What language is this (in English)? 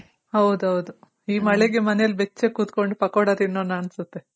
Kannada